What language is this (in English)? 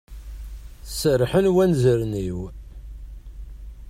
Kabyle